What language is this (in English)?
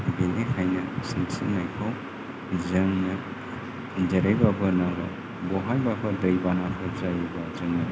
Bodo